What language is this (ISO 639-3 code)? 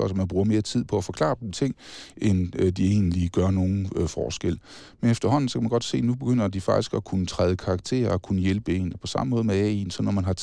dan